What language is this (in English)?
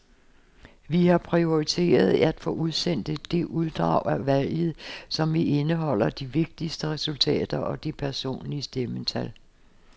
Danish